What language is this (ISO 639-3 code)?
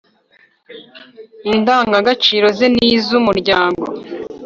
kin